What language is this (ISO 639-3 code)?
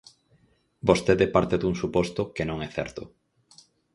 glg